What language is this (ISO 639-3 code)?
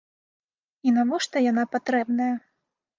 bel